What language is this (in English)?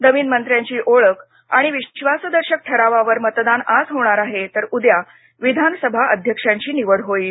Marathi